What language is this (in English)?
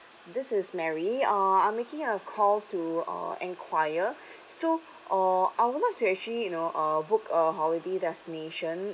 English